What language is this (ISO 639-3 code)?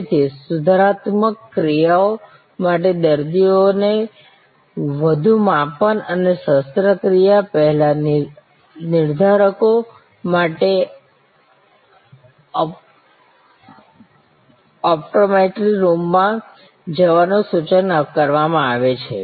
guj